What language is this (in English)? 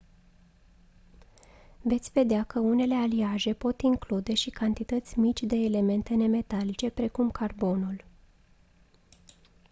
Romanian